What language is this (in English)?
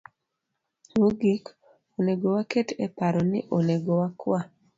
Luo (Kenya and Tanzania)